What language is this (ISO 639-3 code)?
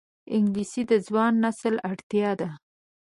pus